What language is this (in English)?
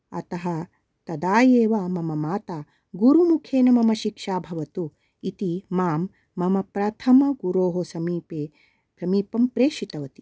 Sanskrit